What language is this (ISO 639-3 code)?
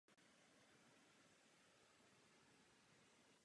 ces